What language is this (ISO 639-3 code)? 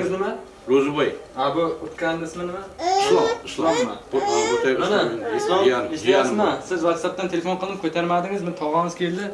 tur